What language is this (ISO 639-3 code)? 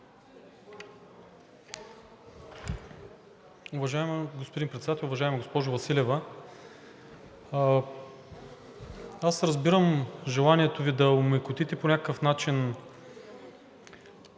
bul